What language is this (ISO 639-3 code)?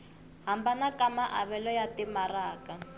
tso